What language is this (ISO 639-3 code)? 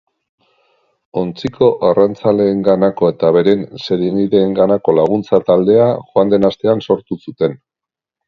eus